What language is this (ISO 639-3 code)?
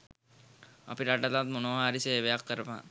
sin